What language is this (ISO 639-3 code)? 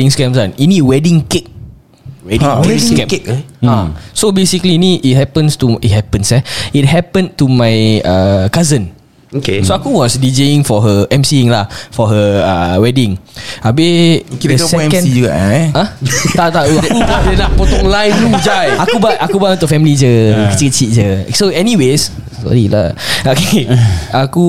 msa